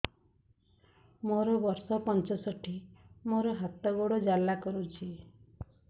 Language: Odia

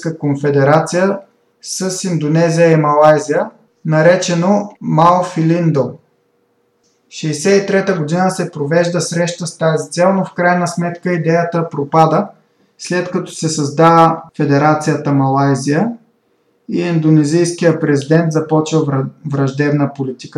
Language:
Bulgarian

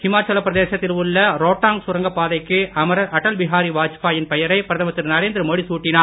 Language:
Tamil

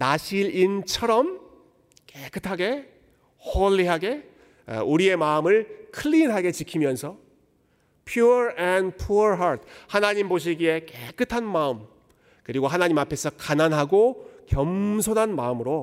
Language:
Korean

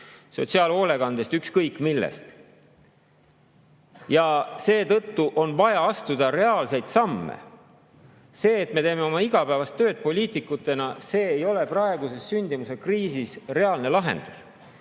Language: Estonian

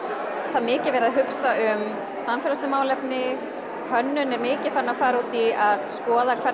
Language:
Icelandic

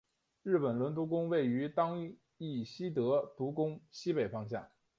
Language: Chinese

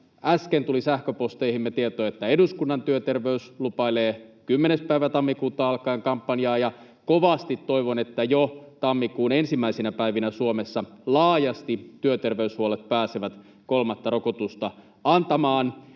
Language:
Finnish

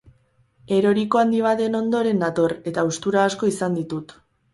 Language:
Basque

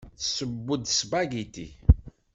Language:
Kabyle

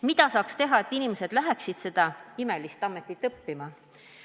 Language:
Estonian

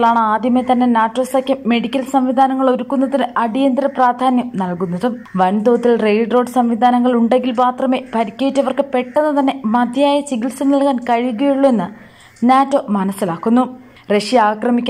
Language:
Malayalam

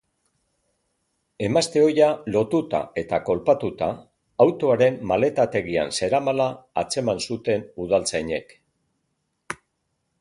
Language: Basque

